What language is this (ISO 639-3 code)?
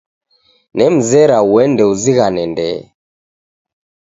dav